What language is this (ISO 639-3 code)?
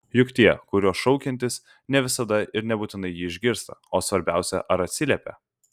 lit